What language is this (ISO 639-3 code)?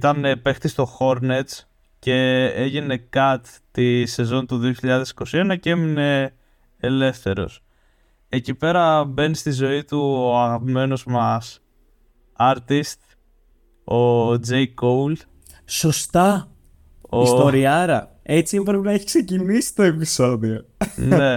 ell